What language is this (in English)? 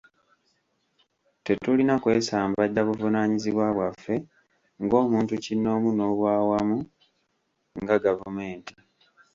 Ganda